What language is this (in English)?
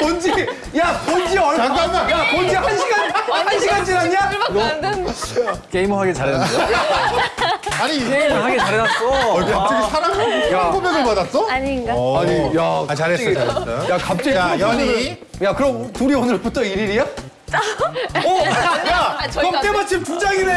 Korean